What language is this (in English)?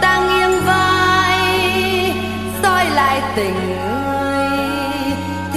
Vietnamese